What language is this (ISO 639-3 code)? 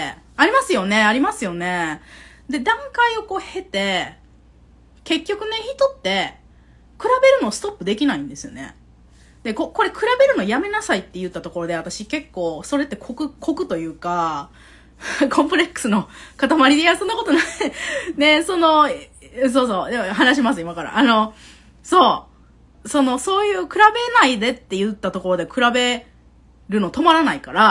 jpn